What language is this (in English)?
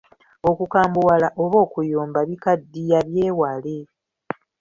Ganda